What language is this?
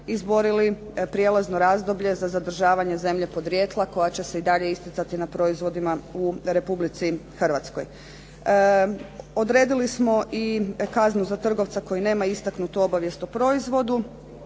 Croatian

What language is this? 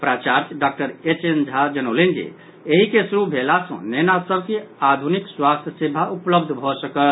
Maithili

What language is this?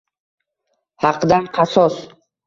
Uzbek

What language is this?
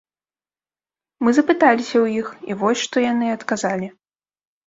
Belarusian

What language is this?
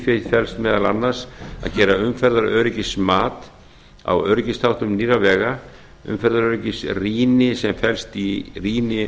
Icelandic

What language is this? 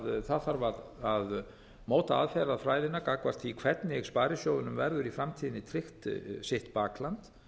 Icelandic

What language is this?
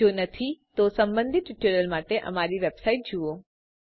Gujarati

